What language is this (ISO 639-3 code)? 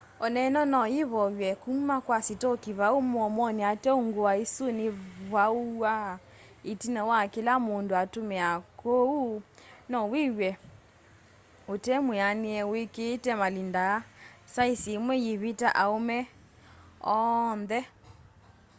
kam